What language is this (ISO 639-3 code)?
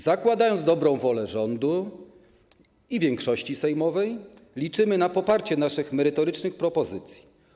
pol